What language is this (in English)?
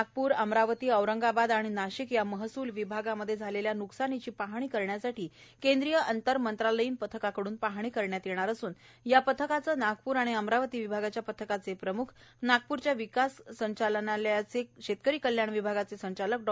Marathi